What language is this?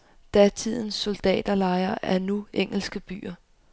Danish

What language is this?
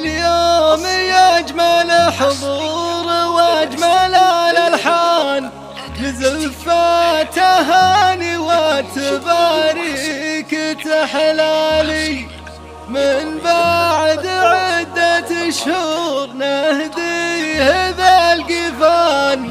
Arabic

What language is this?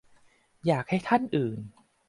Thai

